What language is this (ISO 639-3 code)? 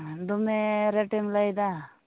sat